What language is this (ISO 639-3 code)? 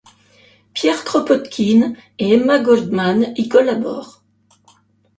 fra